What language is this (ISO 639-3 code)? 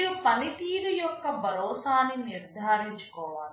tel